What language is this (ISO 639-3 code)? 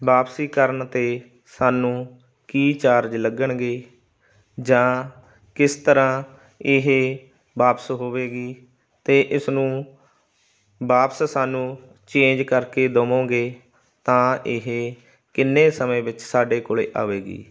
pan